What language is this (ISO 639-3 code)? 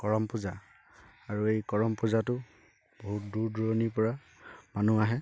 asm